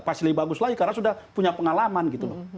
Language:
Indonesian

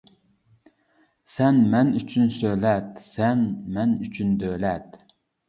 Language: Uyghur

